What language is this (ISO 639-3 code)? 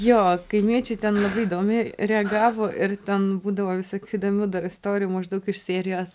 lit